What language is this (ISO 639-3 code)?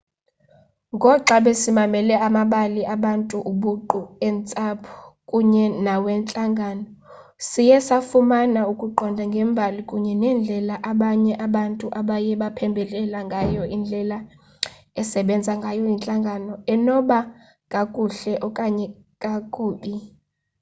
xho